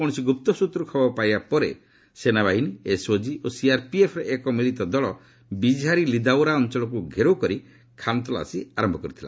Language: Odia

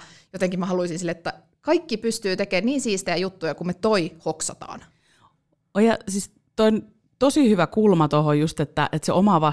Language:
Finnish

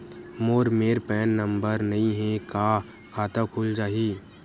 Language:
Chhattisgarhi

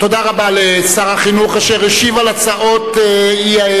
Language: Hebrew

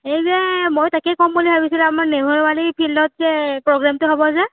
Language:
Assamese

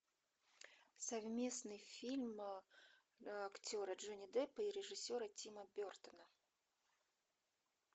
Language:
Russian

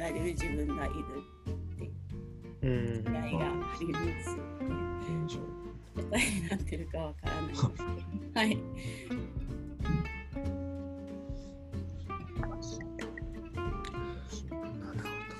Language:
Japanese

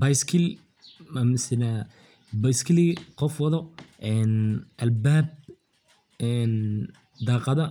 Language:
Somali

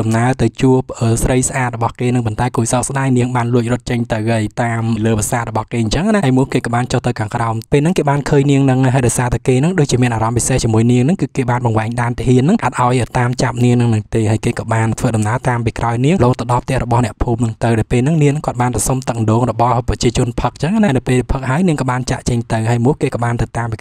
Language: Indonesian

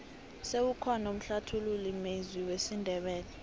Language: South Ndebele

